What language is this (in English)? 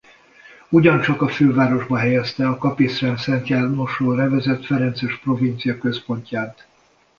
Hungarian